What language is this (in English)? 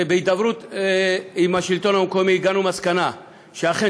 Hebrew